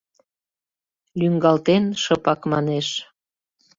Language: Mari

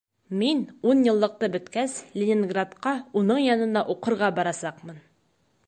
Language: Bashkir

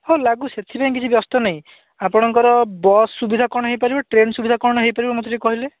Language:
Odia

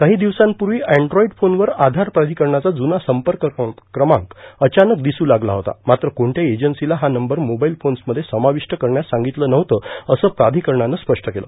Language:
Marathi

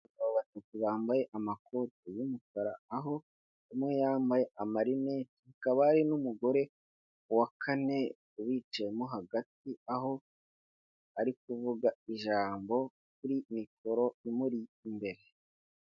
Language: Kinyarwanda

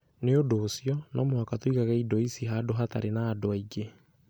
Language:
Kikuyu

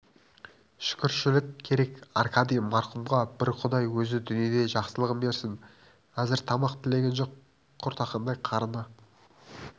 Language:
Kazakh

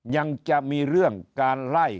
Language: Thai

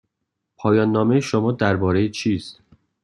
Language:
Persian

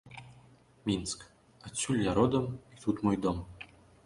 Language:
Belarusian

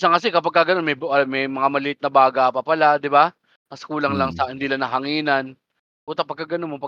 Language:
Filipino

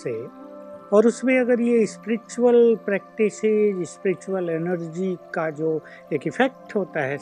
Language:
Hindi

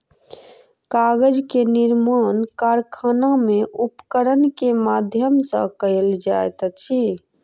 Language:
Maithili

